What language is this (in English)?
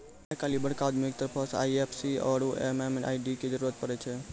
Maithili